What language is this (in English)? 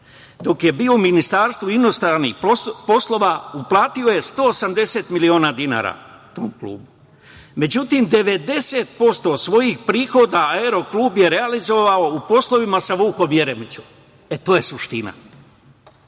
Serbian